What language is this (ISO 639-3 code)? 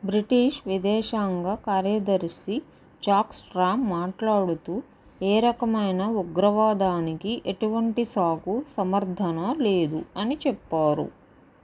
tel